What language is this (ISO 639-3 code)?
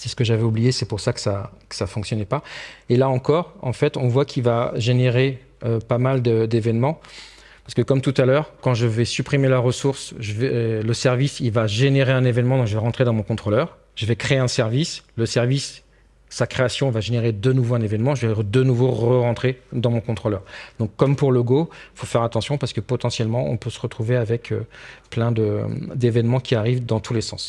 fra